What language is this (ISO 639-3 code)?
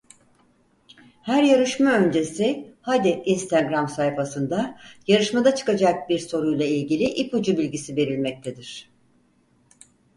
tur